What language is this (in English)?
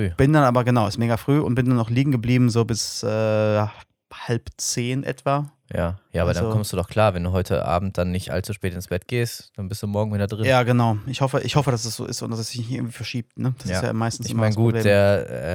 German